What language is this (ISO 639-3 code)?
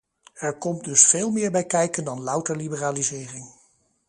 nld